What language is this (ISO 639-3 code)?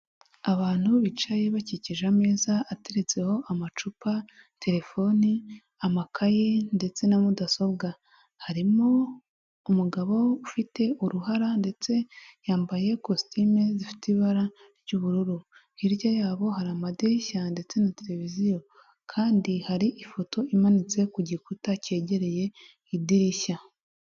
kin